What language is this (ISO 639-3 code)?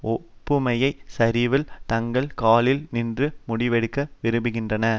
tam